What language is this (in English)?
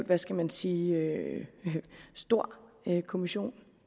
Danish